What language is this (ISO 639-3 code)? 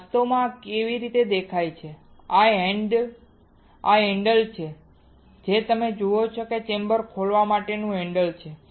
guj